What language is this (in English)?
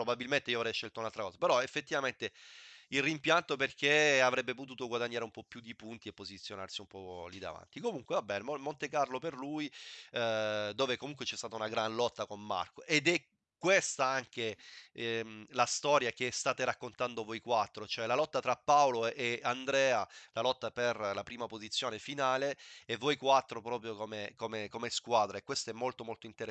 Italian